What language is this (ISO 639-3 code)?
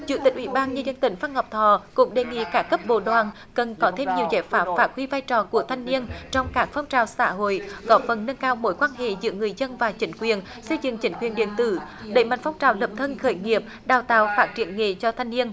vie